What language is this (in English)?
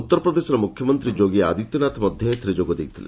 Odia